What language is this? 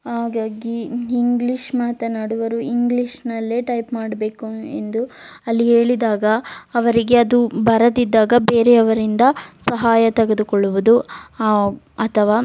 Kannada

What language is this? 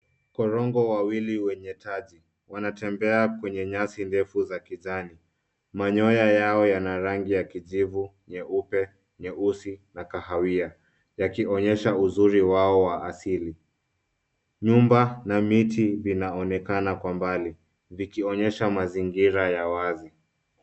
Swahili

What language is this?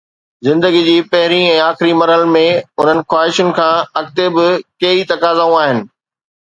Sindhi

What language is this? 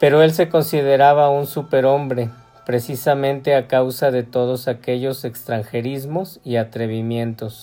Spanish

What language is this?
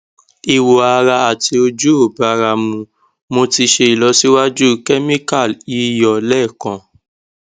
Yoruba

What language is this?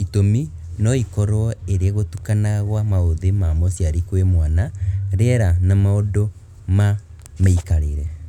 Kikuyu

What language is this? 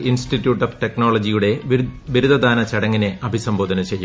Malayalam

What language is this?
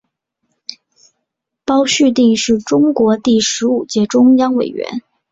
Chinese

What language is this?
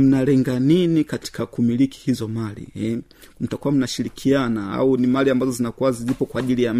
Swahili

